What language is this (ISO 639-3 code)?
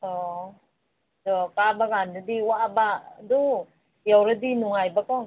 mni